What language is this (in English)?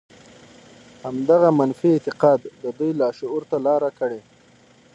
Pashto